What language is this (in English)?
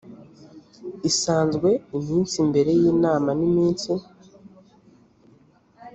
Kinyarwanda